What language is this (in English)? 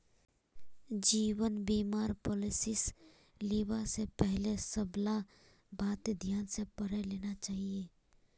Magahi